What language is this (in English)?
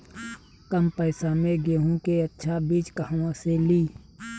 Bhojpuri